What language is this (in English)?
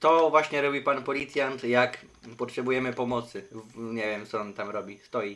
Polish